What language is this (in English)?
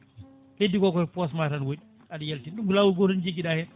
Fula